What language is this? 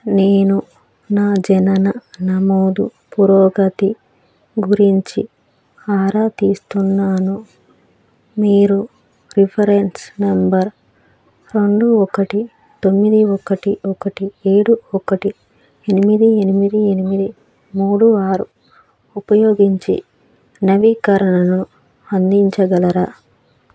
Telugu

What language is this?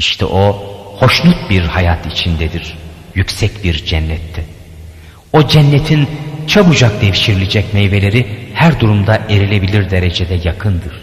Turkish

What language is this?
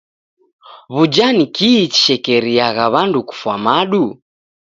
Taita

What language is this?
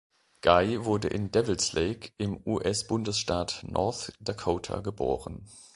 German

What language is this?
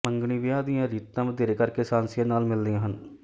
Punjabi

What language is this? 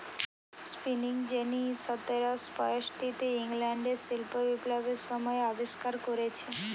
Bangla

